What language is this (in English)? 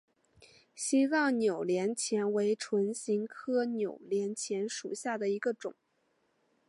Chinese